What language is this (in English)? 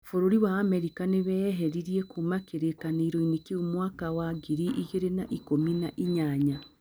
Kikuyu